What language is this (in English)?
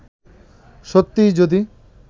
Bangla